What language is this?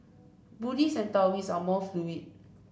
English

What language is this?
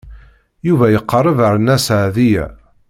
Kabyle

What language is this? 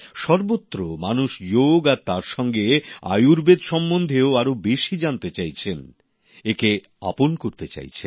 Bangla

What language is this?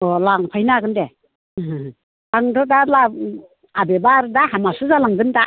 Bodo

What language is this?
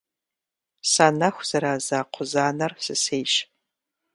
Kabardian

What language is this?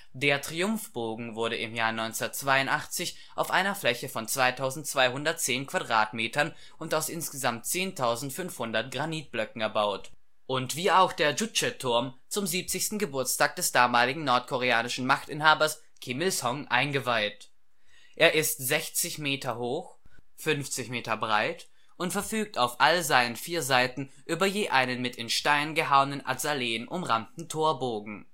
German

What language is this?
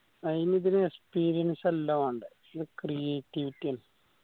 Malayalam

